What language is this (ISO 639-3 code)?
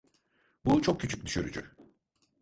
tur